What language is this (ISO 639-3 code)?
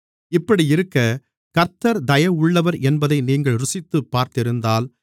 tam